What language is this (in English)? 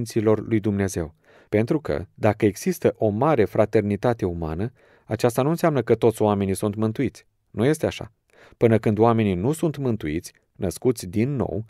Romanian